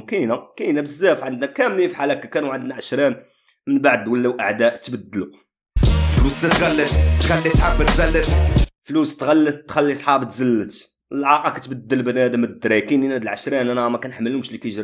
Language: Arabic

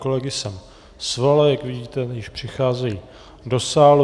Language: Czech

